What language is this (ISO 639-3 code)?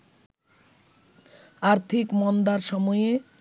ben